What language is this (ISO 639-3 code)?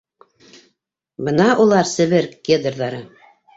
bak